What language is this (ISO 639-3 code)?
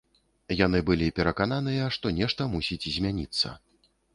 bel